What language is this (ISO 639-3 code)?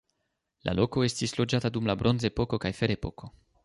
epo